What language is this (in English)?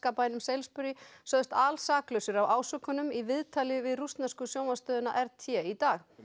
Icelandic